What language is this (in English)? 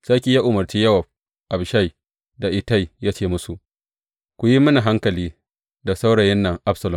Hausa